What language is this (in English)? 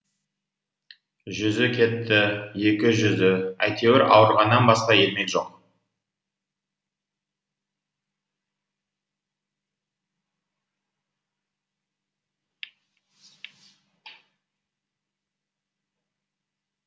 Kazakh